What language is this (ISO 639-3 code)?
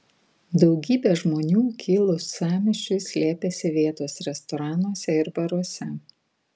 lit